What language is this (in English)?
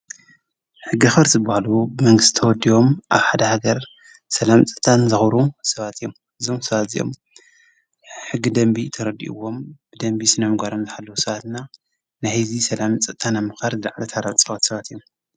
Tigrinya